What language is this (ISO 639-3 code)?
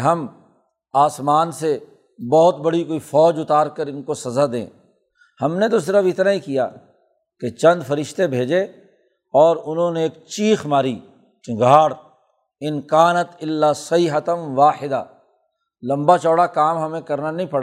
urd